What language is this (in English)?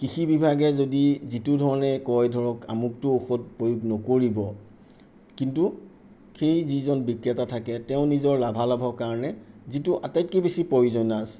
Assamese